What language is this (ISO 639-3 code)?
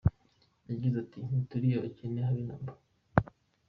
kin